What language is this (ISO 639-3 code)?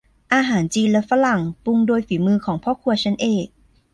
tha